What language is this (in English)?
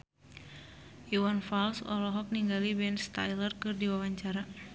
Sundanese